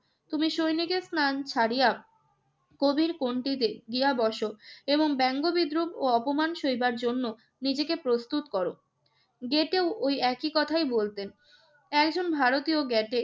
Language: Bangla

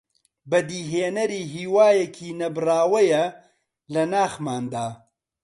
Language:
Central Kurdish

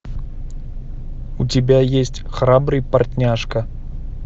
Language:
Russian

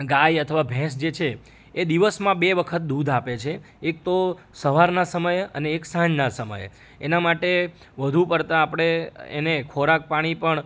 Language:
Gujarati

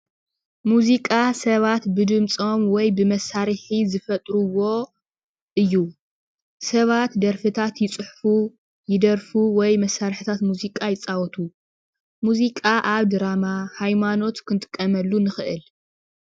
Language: Tigrinya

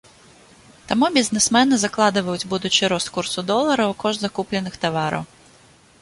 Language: Belarusian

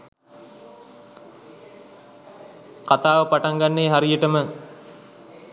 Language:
Sinhala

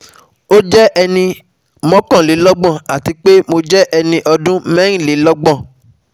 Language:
Yoruba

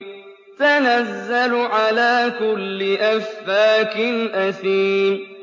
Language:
Arabic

